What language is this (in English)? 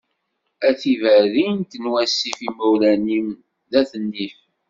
Kabyle